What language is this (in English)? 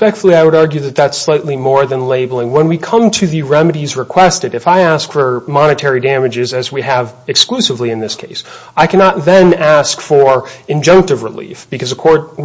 English